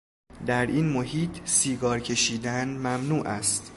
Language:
Persian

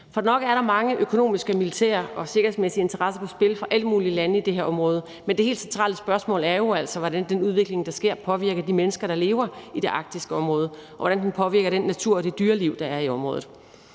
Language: Danish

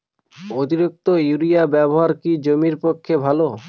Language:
Bangla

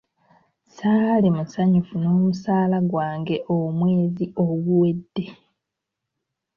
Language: Ganda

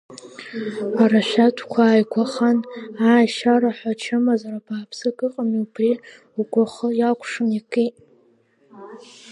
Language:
Abkhazian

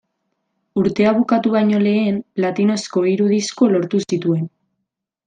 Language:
Basque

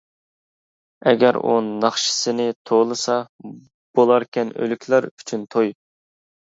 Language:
Uyghur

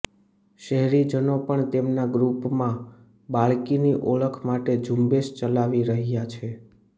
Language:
Gujarati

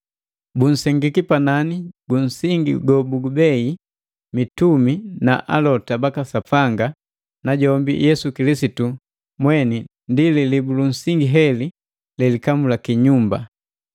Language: Matengo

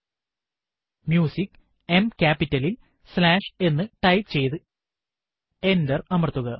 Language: Malayalam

